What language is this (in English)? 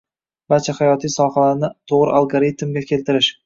Uzbek